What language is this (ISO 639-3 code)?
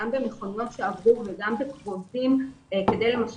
heb